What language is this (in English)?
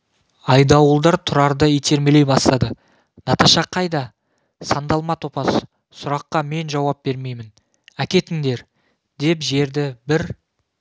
Kazakh